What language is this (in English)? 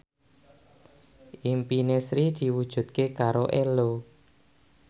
Javanese